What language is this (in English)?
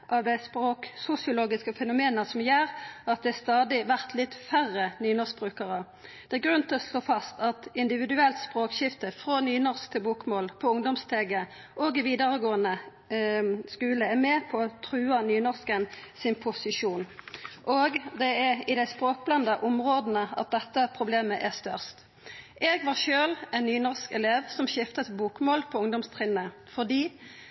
Norwegian Nynorsk